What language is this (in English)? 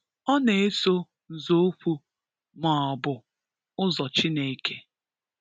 Igbo